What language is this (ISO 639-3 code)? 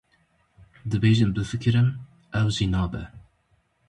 kur